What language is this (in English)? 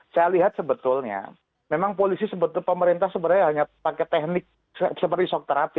Indonesian